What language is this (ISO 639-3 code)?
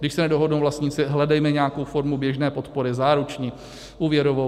ces